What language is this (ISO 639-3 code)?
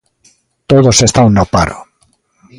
glg